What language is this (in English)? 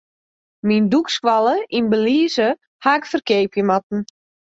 Western Frisian